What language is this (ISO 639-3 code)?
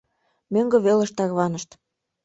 chm